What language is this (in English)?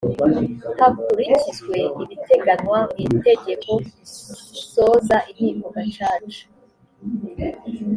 Kinyarwanda